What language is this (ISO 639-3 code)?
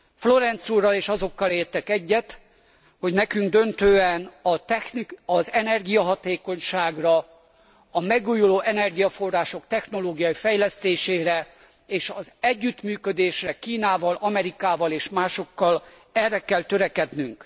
hun